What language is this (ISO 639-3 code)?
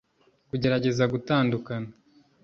kin